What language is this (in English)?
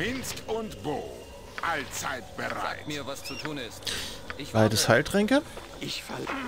German